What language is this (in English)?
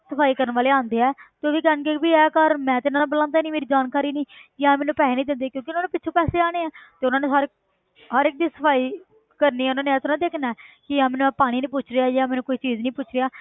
Punjabi